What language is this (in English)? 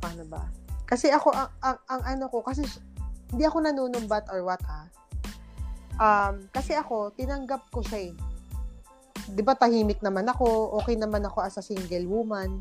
Filipino